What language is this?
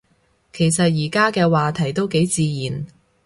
Cantonese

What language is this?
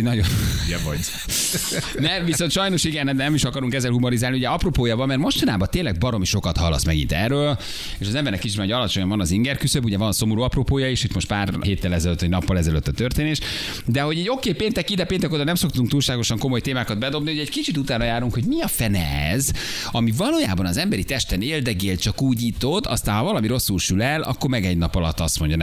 Hungarian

